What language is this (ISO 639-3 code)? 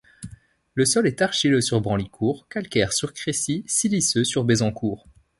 fra